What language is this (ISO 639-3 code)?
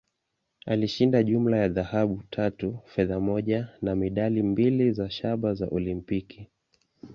swa